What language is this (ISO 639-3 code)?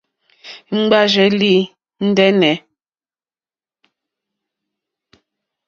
bri